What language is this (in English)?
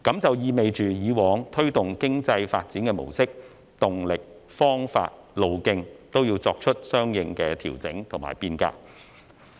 Cantonese